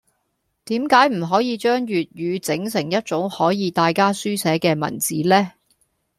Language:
Cantonese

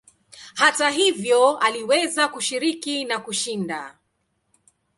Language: Swahili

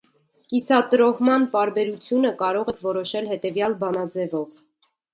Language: Armenian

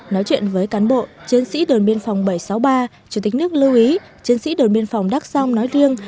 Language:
Vietnamese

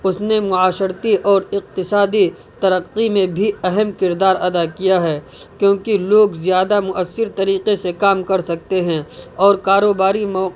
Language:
Urdu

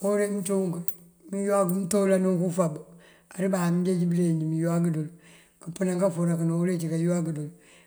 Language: Mandjak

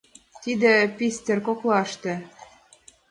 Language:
Mari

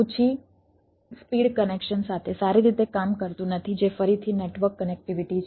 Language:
Gujarati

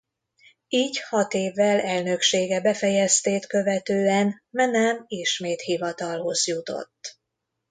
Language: Hungarian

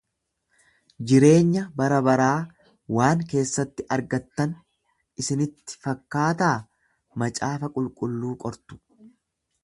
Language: Oromo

